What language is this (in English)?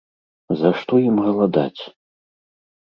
Belarusian